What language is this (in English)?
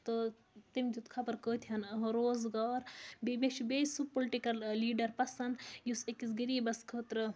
Kashmiri